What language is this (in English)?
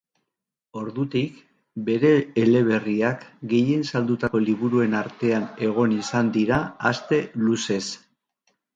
Basque